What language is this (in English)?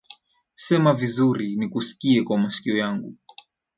Swahili